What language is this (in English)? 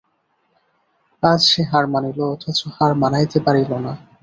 Bangla